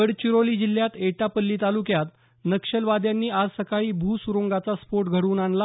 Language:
Marathi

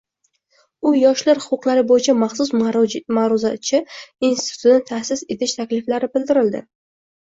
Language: Uzbek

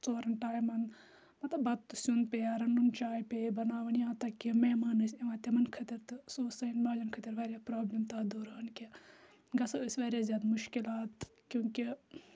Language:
Kashmiri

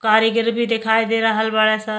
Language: Bhojpuri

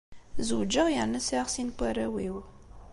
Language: Kabyle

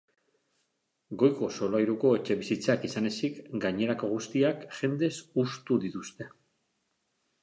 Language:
Basque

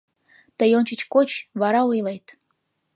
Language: Mari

